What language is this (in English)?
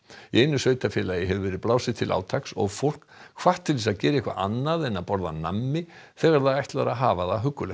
Icelandic